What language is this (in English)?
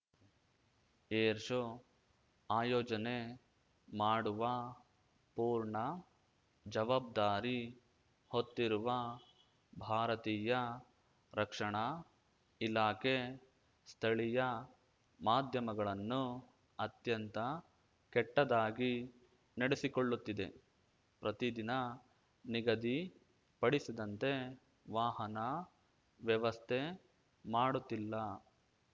Kannada